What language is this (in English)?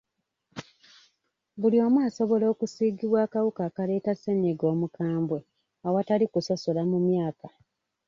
Ganda